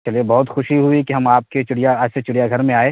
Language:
Urdu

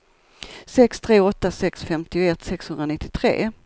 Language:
Swedish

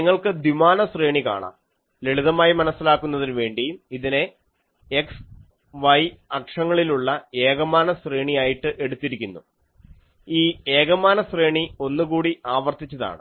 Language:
Malayalam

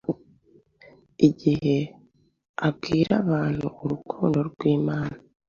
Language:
Kinyarwanda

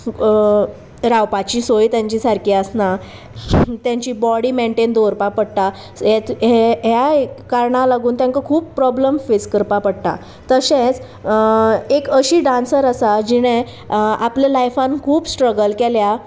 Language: Konkani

